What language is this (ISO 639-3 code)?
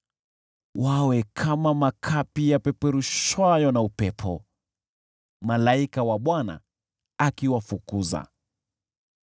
swa